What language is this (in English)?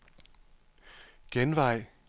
Danish